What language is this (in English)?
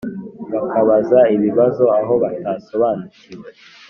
Kinyarwanda